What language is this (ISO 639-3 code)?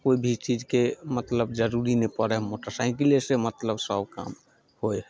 mai